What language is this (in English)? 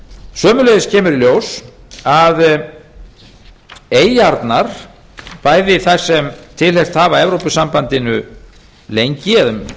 Icelandic